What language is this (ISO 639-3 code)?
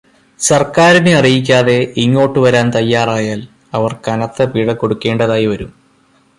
mal